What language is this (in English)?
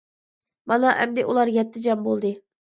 Uyghur